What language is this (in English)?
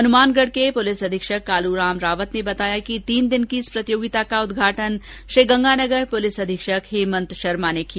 Hindi